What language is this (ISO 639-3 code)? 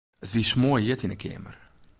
fry